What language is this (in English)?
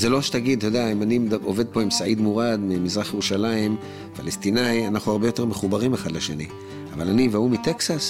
Hebrew